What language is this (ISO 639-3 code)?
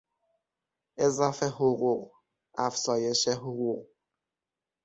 fas